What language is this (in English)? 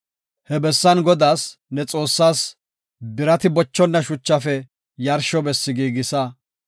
Gofa